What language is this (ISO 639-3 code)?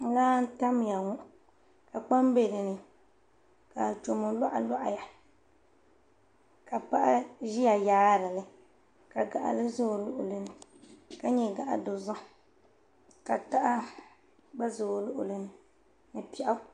dag